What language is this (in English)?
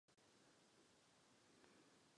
Czech